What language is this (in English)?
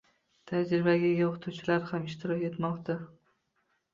Uzbek